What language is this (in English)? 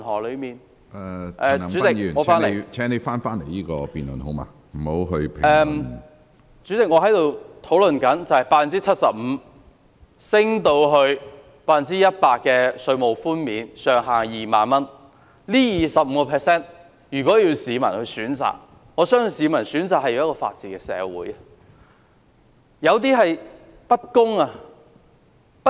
Cantonese